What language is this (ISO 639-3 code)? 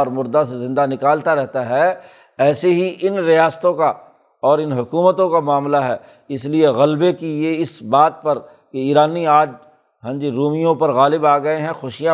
urd